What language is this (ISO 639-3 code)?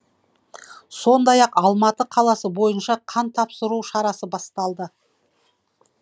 kaz